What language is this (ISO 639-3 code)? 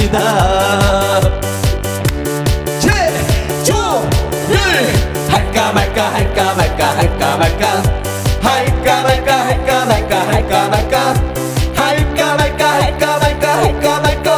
kor